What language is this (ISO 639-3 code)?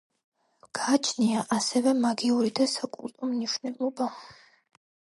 kat